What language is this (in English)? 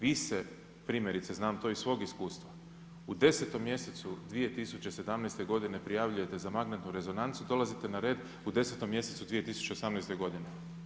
Croatian